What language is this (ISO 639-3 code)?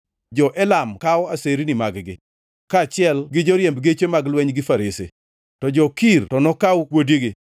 luo